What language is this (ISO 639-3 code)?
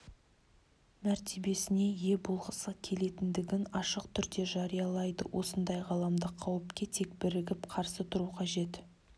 kaz